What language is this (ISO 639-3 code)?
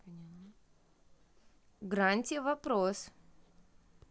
rus